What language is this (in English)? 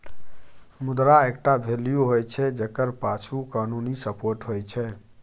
Maithili